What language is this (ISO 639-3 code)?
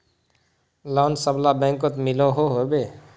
mag